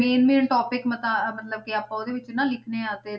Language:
Punjabi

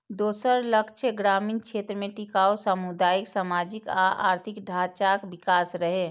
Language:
Maithili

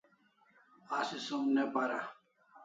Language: Kalasha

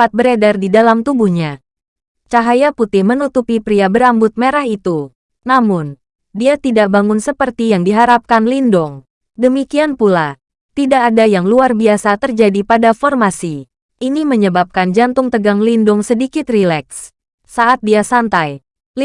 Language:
Indonesian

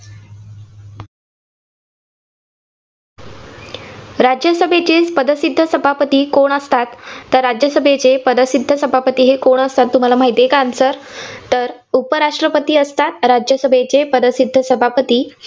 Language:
Marathi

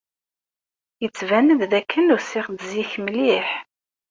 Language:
Kabyle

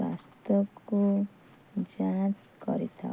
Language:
Odia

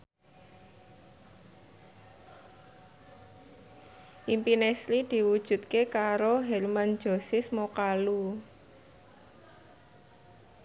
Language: Javanese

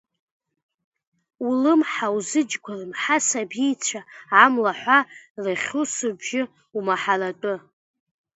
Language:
Abkhazian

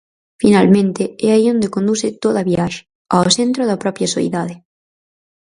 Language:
Galician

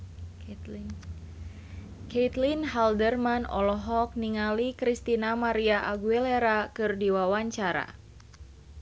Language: Sundanese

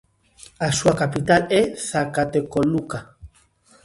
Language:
Galician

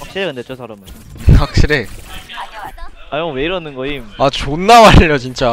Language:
Korean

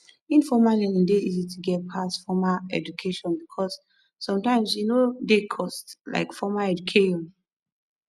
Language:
Nigerian Pidgin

